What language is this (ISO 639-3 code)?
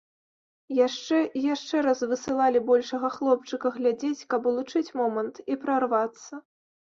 bel